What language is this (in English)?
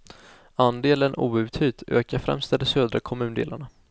Swedish